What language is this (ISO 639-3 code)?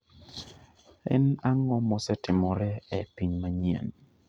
luo